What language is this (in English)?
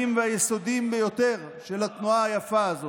Hebrew